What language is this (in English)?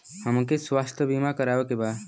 Bhojpuri